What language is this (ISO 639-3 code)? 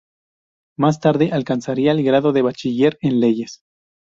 spa